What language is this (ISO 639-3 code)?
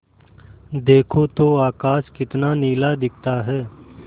hin